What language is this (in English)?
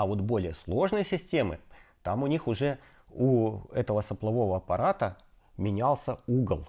Russian